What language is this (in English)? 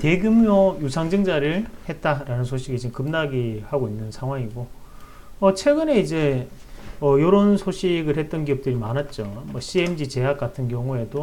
Korean